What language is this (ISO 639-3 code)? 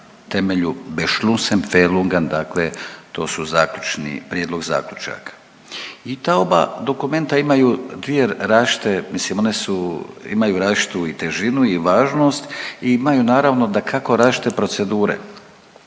hrv